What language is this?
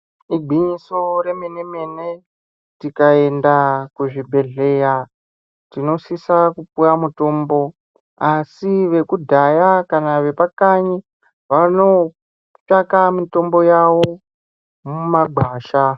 Ndau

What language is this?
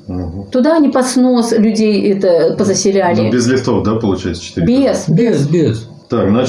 Russian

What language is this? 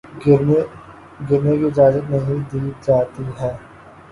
Urdu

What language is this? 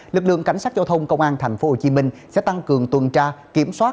Vietnamese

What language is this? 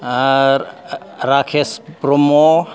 Bodo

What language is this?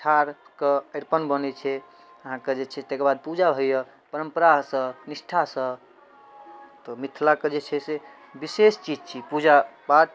Maithili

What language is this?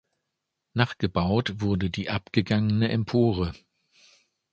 German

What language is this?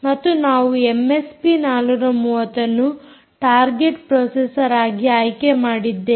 Kannada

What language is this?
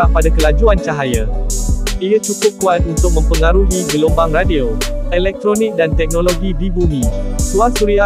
Malay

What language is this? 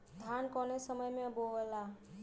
Bhojpuri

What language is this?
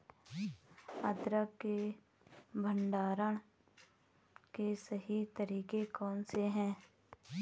Hindi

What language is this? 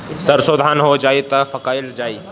Bhojpuri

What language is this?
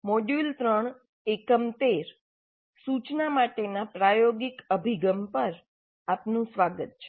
Gujarati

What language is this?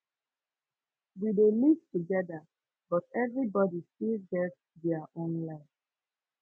Nigerian Pidgin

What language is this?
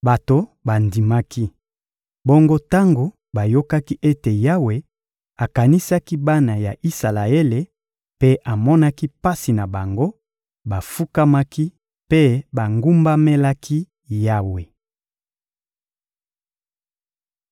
Lingala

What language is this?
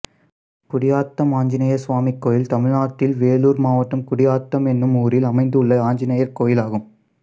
Tamil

